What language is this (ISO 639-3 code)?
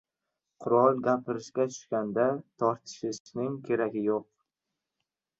uzb